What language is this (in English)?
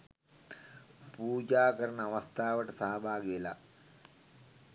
Sinhala